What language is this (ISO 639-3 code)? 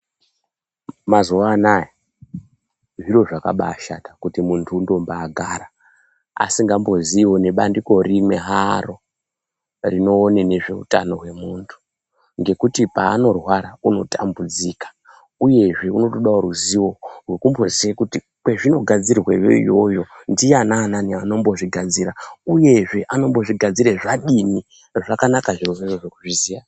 ndc